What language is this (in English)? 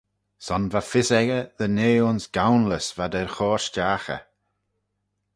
Manx